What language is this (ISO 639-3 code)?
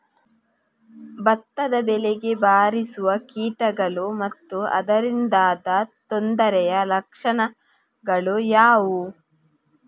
kan